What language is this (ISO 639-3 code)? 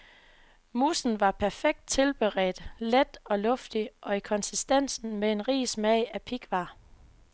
dan